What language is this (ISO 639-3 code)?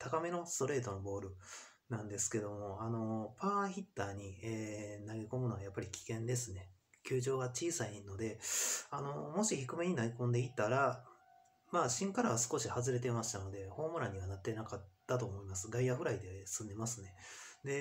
jpn